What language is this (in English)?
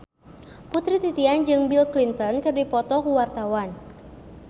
Sundanese